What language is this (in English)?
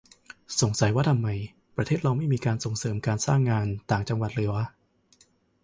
Thai